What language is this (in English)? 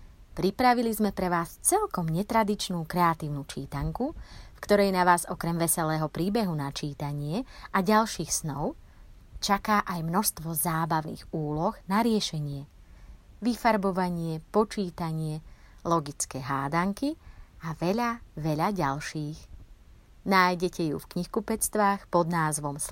Slovak